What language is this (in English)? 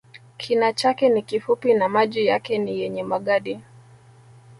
Swahili